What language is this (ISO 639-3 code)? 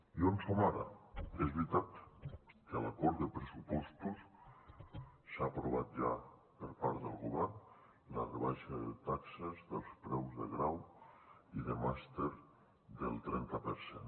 cat